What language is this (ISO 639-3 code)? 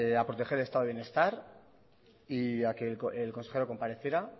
spa